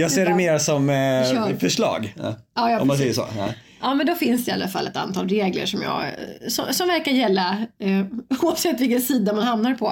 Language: Swedish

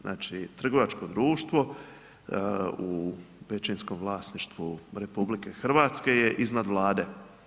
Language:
Croatian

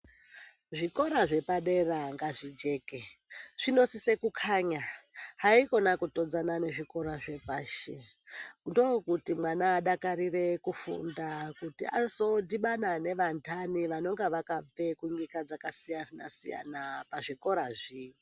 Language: Ndau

